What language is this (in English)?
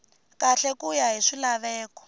Tsonga